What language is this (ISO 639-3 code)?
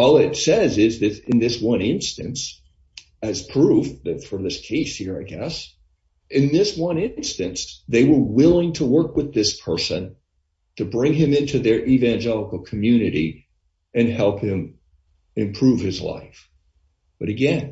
eng